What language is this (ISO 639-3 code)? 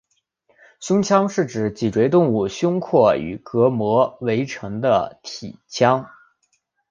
zho